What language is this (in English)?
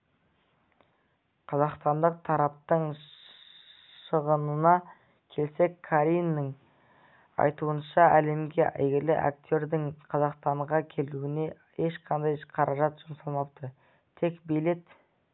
Kazakh